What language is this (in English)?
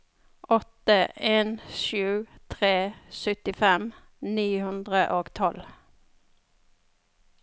Norwegian